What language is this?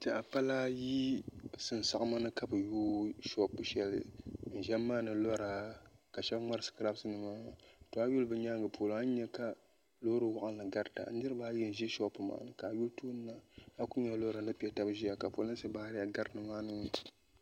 Dagbani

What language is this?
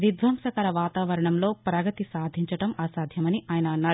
Telugu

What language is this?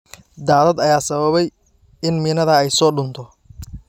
Somali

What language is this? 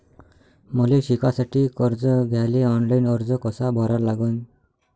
Marathi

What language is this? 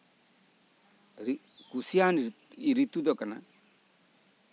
Santali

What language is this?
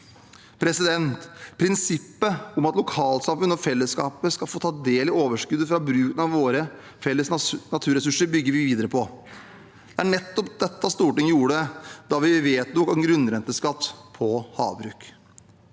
Norwegian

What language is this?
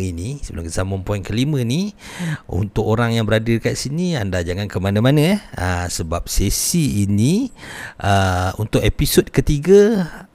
Malay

